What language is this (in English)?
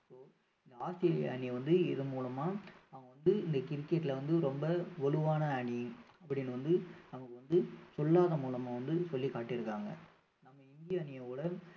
Tamil